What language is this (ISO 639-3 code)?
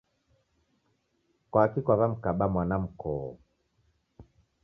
dav